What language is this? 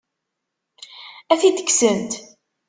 Kabyle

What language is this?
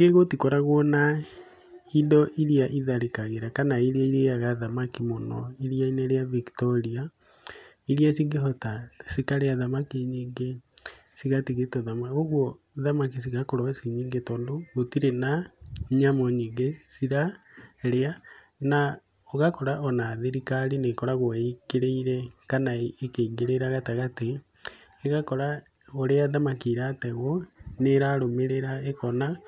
Kikuyu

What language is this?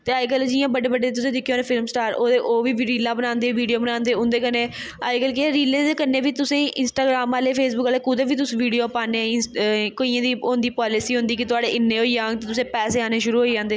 Dogri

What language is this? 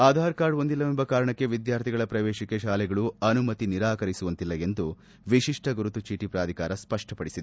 Kannada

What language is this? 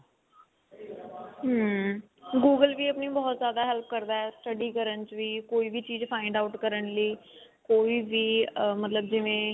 Punjabi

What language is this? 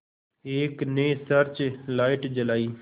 Hindi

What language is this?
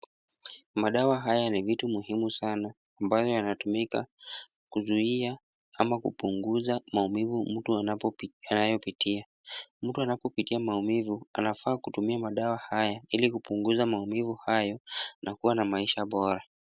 Swahili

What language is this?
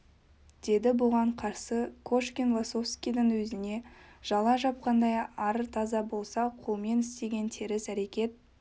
Kazakh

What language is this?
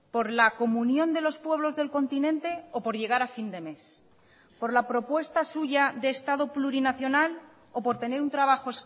Spanish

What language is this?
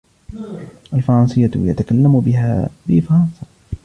Arabic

